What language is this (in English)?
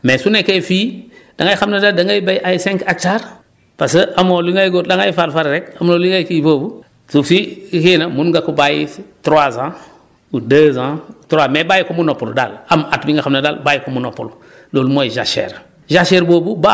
Wolof